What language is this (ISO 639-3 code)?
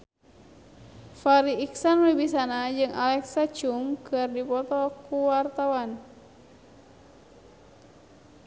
sun